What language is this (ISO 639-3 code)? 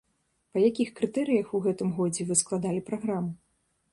bel